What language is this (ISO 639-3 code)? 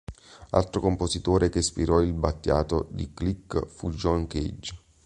ita